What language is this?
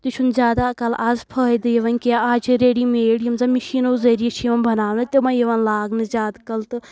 Kashmiri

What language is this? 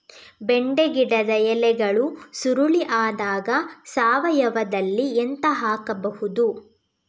Kannada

